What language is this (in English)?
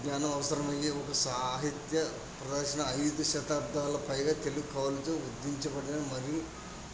Telugu